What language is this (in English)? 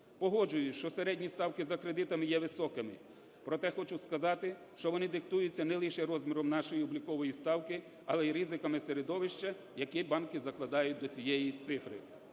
Ukrainian